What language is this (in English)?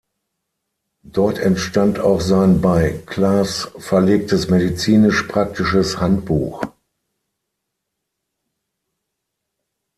German